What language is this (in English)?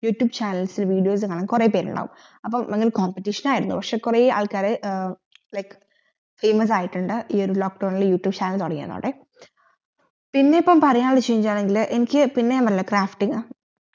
Malayalam